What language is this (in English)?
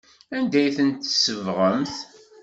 Kabyle